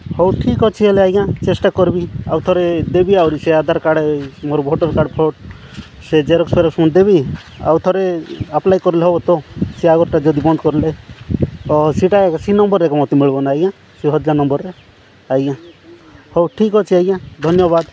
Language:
Odia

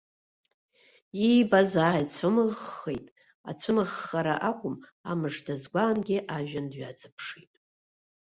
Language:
Abkhazian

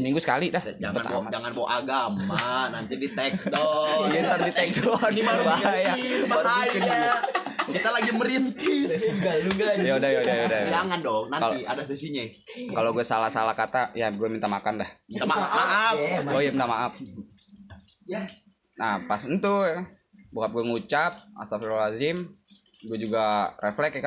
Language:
Indonesian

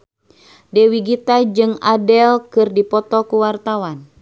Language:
Sundanese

